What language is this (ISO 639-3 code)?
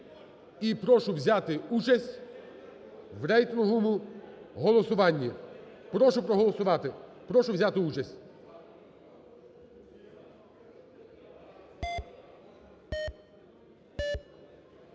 ukr